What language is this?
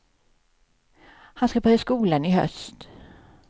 Swedish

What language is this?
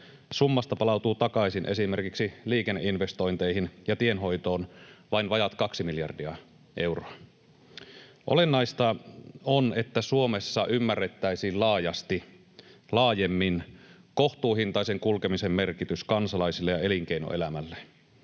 Finnish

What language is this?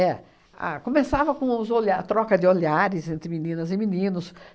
Portuguese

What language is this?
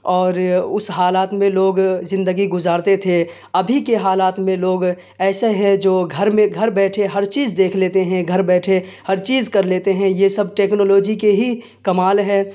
Urdu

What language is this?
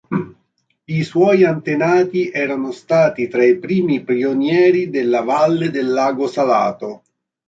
Italian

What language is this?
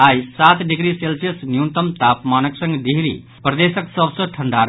Maithili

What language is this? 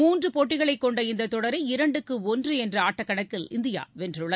Tamil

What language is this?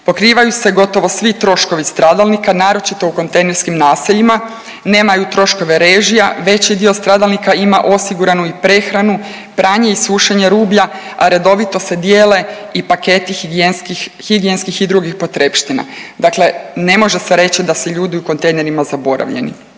Croatian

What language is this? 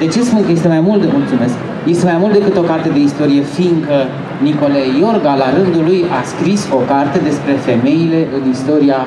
Romanian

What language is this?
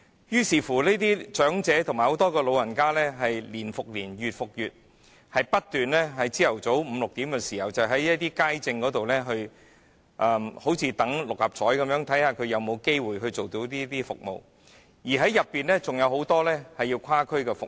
Cantonese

